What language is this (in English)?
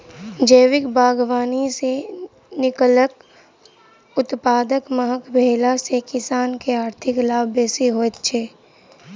Maithili